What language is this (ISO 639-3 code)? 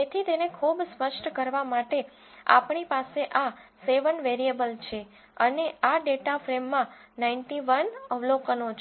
guj